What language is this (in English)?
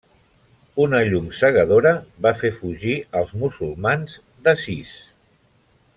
Catalan